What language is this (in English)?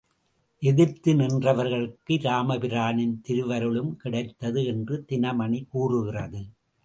Tamil